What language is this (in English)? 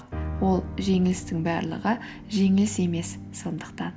Kazakh